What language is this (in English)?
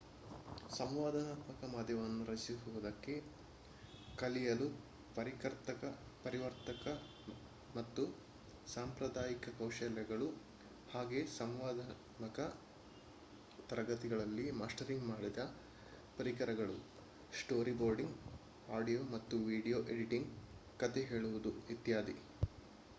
Kannada